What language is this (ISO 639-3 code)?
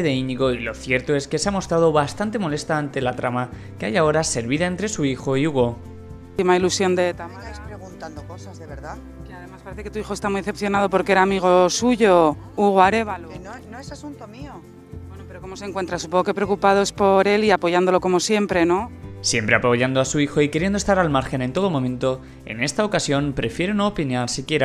spa